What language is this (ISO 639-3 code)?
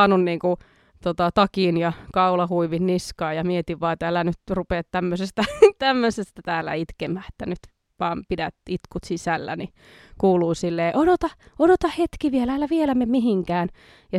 fin